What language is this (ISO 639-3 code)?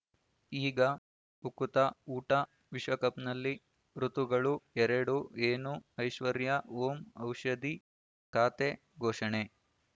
kan